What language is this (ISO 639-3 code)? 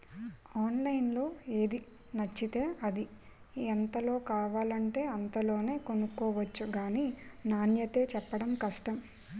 tel